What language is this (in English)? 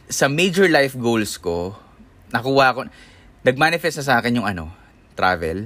Filipino